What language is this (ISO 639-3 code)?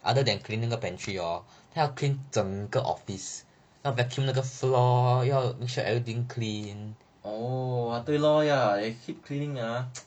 eng